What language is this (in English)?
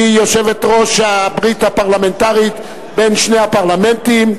Hebrew